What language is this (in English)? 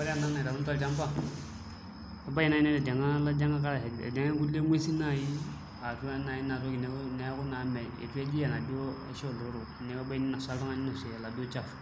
Masai